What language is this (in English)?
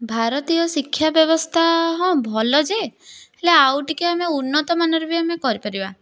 Odia